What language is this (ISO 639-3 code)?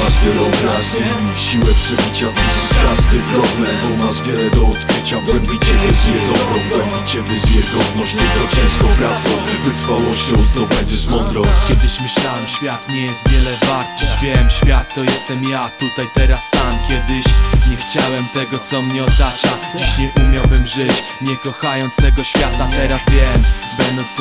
pol